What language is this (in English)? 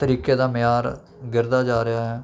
Punjabi